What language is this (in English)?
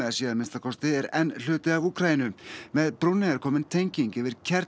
Icelandic